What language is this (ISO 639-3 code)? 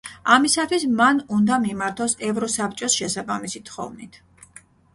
kat